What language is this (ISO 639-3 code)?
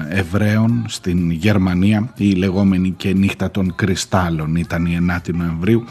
ell